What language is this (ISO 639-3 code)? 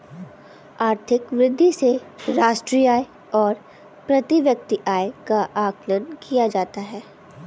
hin